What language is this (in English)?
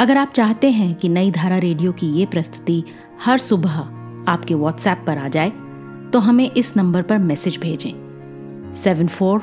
Hindi